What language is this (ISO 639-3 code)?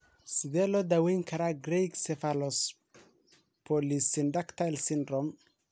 som